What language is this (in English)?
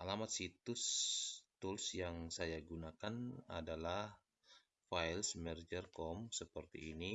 Indonesian